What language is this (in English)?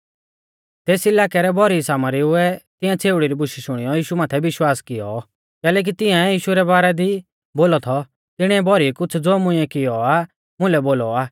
Mahasu Pahari